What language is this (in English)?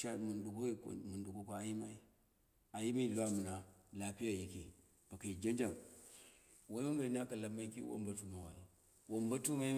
Dera (Nigeria)